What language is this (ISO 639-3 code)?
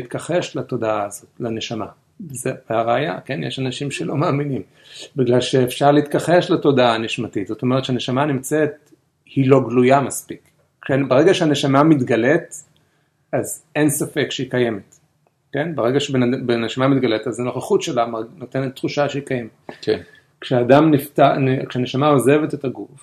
heb